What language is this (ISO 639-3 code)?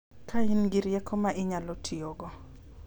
luo